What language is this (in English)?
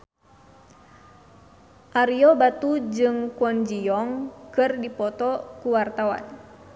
Sundanese